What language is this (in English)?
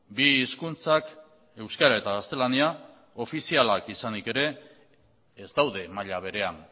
Basque